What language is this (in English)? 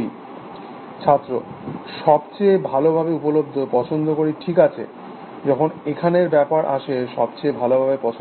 Bangla